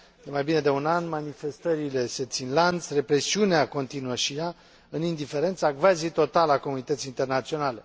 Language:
Romanian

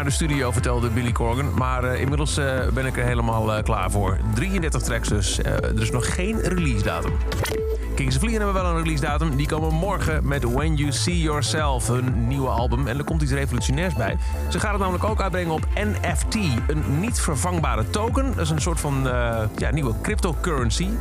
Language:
Dutch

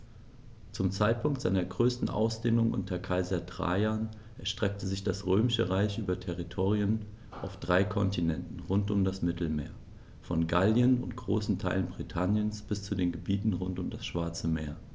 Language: German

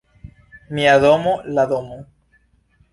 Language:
Esperanto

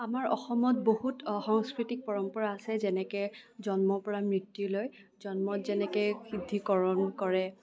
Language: Assamese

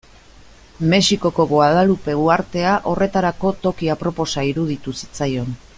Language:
Basque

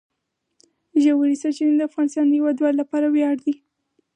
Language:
Pashto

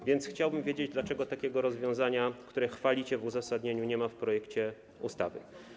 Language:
Polish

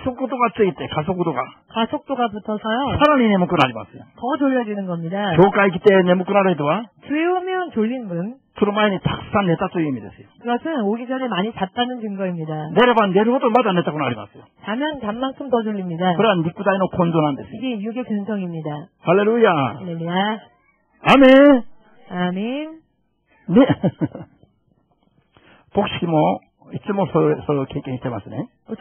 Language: Korean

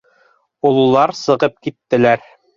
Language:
Bashkir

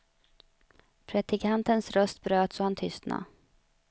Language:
Swedish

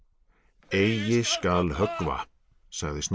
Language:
Icelandic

